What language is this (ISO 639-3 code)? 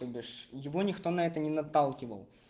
rus